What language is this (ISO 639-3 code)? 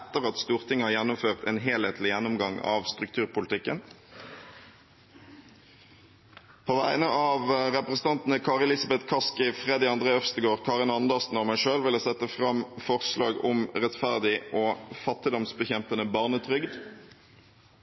nob